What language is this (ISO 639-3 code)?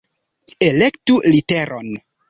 epo